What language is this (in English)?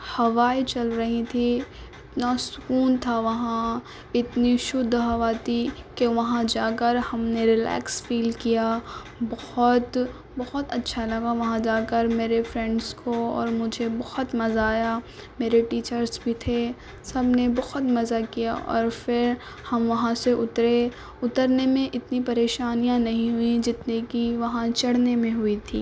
Urdu